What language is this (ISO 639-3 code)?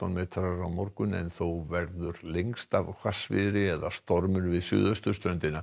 isl